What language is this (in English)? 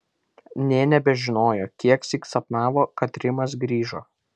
Lithuanian